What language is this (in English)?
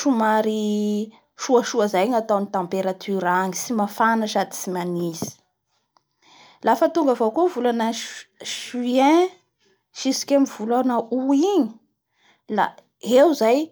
Bara Malagasy